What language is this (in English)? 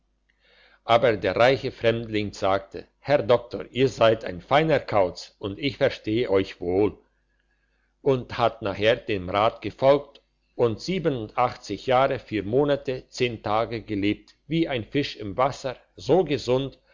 German